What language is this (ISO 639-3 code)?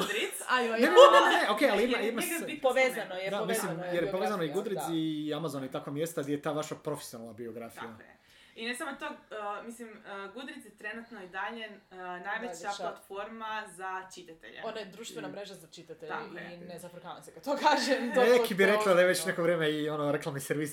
hrv